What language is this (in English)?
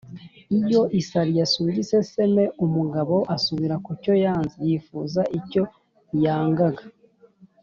Kinyarwanda